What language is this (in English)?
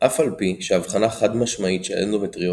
Hebrew